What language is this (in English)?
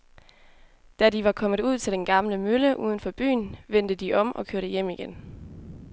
Danish